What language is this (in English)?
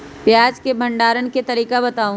Magahi